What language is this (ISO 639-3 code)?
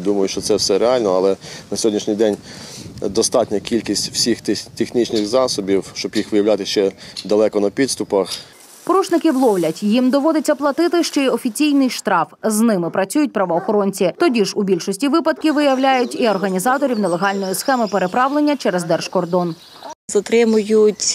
ukr